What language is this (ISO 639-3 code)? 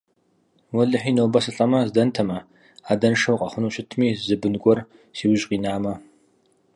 kbd